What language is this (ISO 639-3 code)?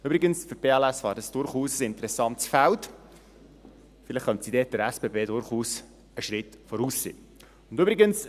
gsw